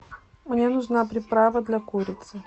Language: Russian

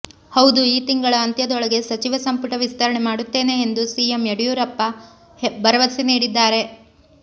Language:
Kannada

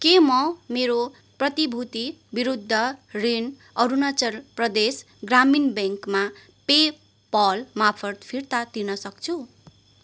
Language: Nepali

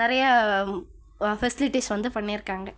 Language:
Tamil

